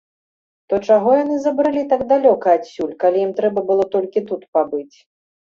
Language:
Belarusian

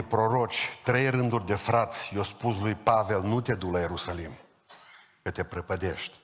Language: Romanian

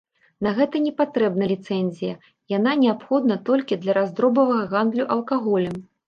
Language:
Belarusian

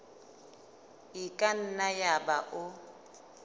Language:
Southern Sotho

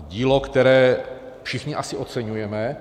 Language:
Czech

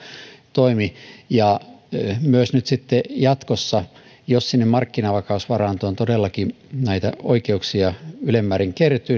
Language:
Finnish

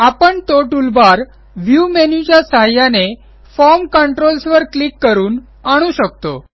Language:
Marathi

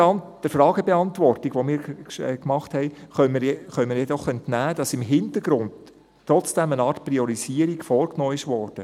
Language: Swiss German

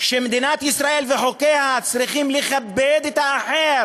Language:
Hebrew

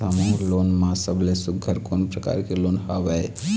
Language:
Chhattisgarhi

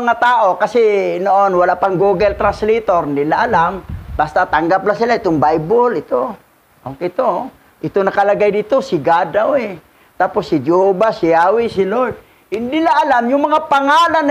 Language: Filipino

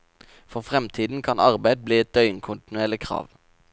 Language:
Norwegian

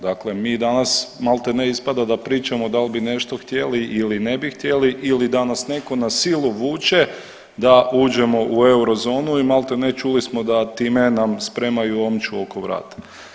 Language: Croatian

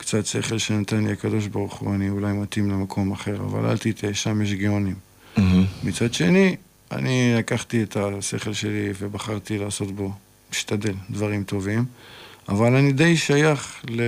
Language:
Hebrew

